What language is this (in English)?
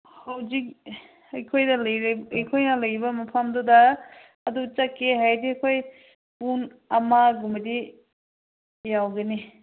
Manipuri